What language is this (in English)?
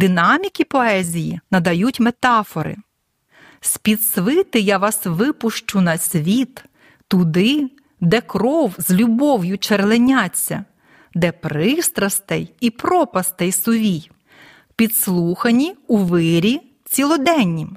Ukrainian